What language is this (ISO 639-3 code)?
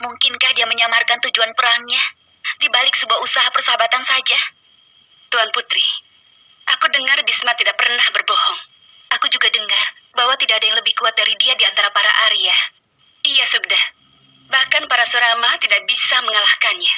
ind